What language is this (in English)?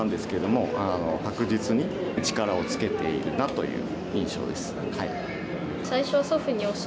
Japanese